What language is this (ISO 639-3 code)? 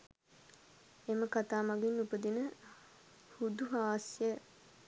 sin